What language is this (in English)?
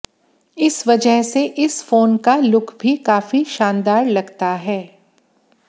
Hindi